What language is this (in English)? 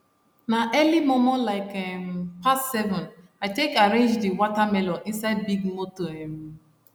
Nigerian Pidgin